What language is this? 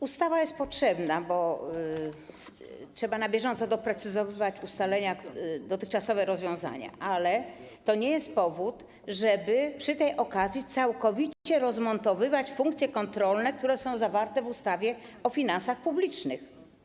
Polish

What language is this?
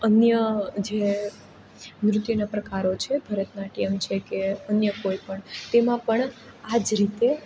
Gujarati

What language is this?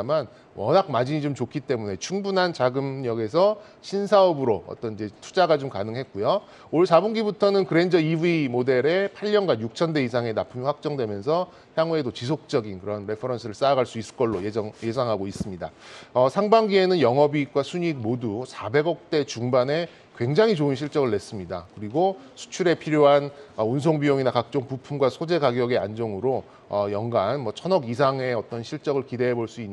Korean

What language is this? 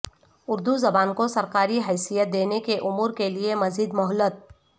Urdu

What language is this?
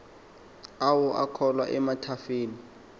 Xhosa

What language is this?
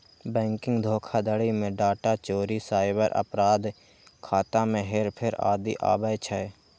Maithili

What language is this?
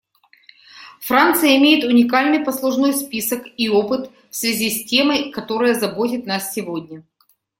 Russian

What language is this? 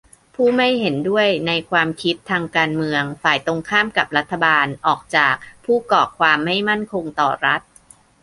Thai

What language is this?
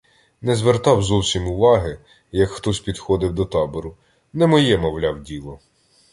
Ukrainian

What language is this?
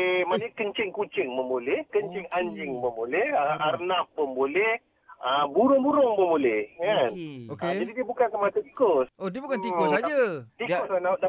Malay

